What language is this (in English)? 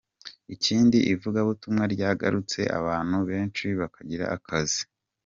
Kinyarwanda